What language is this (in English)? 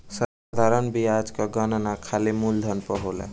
Bhojpuri